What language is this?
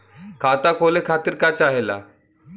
Bhojpuri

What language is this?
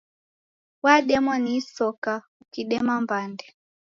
Taita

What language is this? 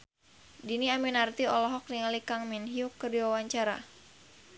Sundanese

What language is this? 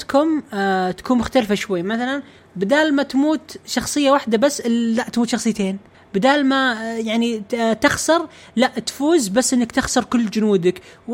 Arabic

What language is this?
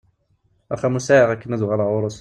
Kabyle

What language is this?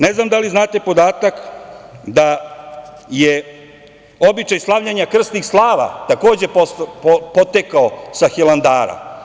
Serbian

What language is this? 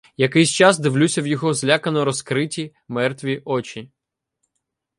Ukrainian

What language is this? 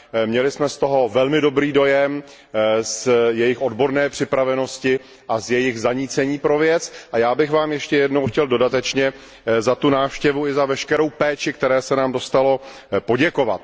Czech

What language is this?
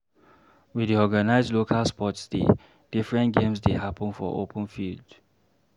Nigerian Pidgin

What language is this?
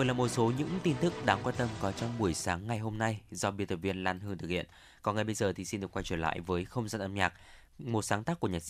Vietnamese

